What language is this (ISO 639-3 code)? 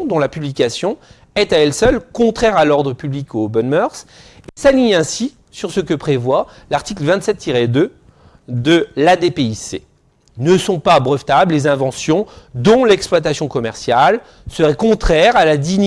fra